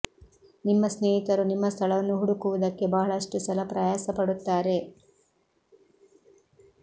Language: Kannada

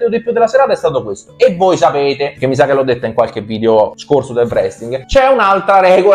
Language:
Italian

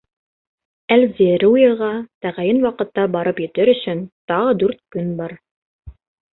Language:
Bashkir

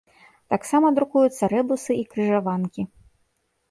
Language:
Belarusian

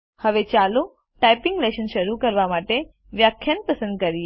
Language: Gujarati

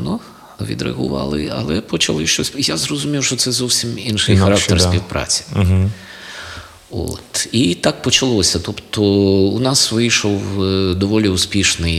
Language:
Ukrainian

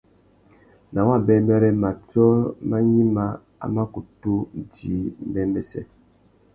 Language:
Tuki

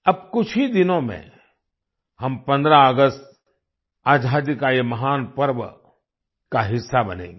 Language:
Hindi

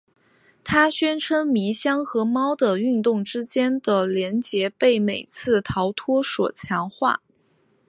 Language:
Chinese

